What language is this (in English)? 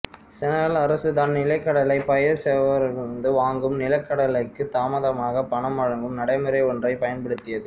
Tamil